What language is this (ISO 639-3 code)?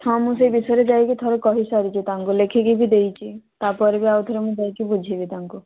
ori